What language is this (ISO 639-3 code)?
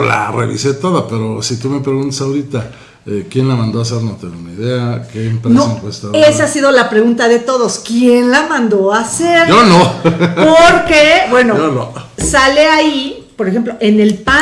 spa